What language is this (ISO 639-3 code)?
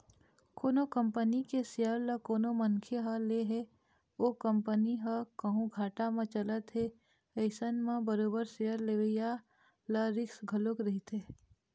hne